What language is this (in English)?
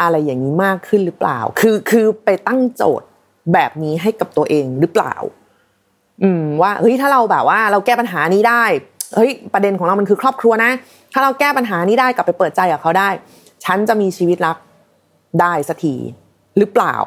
Thai